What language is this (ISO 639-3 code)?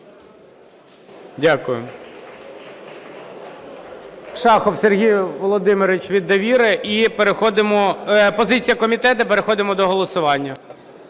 ukr